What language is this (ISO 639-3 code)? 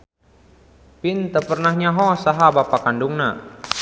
sun